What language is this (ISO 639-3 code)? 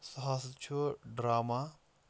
kas